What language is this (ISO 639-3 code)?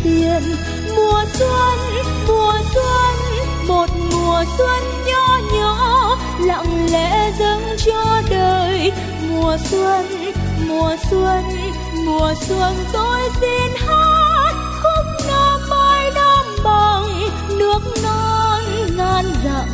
vie